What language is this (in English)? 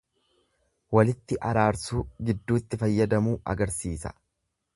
Oromo